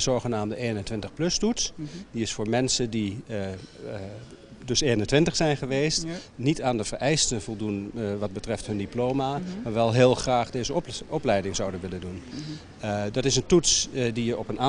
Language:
Dutch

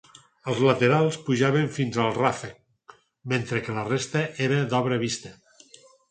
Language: Catalan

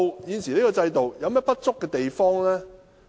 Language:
Cantonese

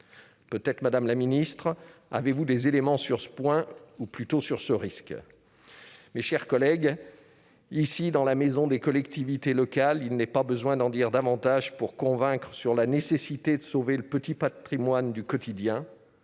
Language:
French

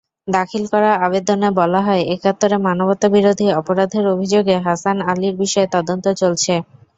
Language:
Bangla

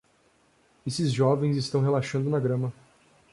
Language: Portuguese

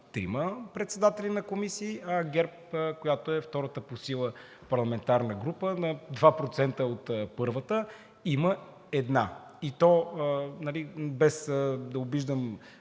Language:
Bulgarian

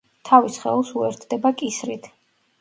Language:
Georgian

